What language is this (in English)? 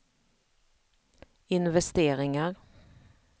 Swedish